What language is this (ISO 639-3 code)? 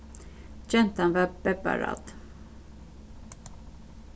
fao